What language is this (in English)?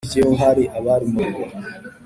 Kinyarwanda